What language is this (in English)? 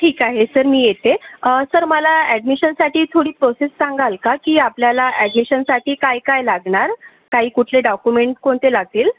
Marathi